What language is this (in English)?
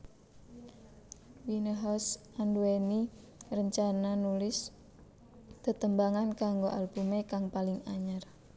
Javanese